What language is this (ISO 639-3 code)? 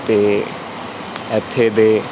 pan